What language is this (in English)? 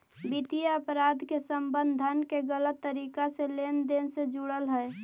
Magahi